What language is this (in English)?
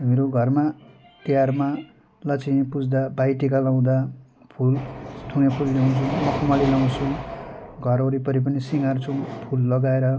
Nepali